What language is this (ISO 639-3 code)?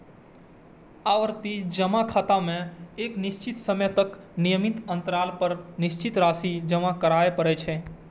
mai